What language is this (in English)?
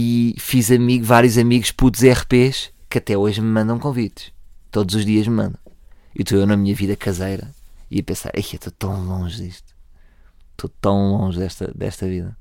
Portuguese